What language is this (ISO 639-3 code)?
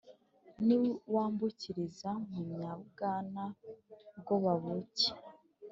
kin